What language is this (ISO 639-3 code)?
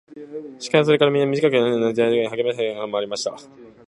jpn